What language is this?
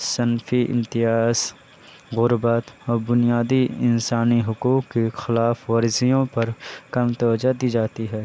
Urdu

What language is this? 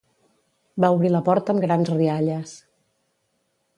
Catalan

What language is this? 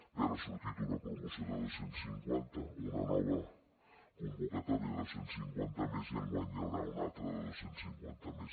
Catalan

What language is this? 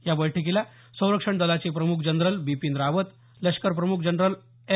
Marathi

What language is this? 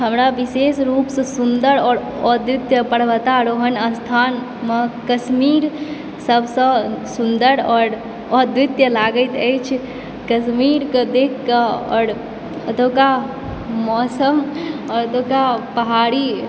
Maithili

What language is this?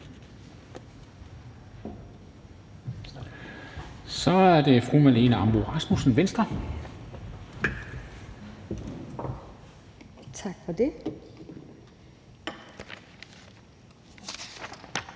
Danish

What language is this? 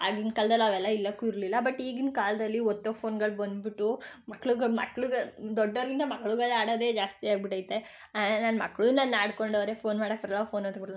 Kannada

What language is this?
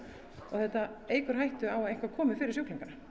Icelandic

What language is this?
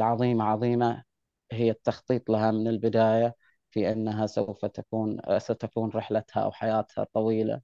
Arabic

